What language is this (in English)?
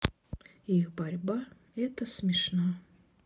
Russian